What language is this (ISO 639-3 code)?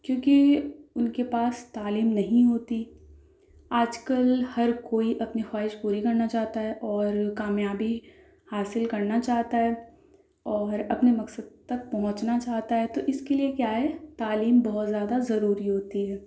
urd